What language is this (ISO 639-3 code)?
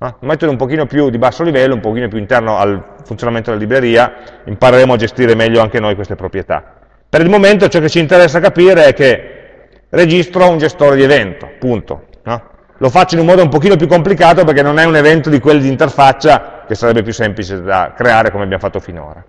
ita